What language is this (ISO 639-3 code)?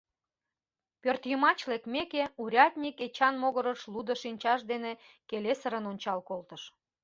chm